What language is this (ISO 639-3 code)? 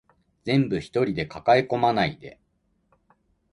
jpn